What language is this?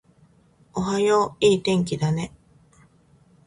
Japanese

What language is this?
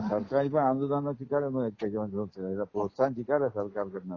Marathi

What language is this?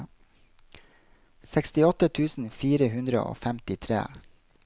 Norwegian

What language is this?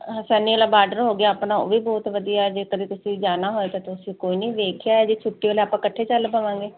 Punjabi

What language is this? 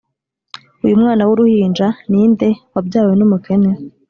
Kinyarwanda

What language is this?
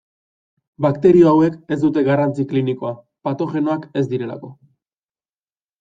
Basque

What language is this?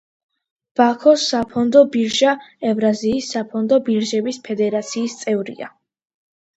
Georgian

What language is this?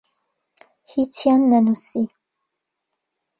Central Kurdish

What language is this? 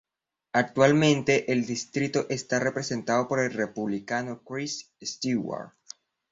Spanish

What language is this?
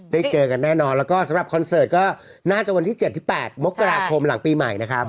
Thai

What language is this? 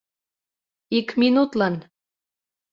Mari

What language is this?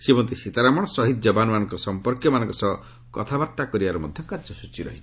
Odia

